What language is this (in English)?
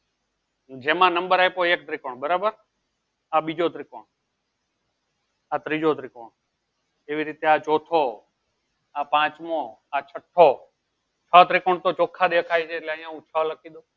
Gujarati